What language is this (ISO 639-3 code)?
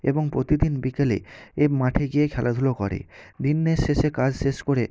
ben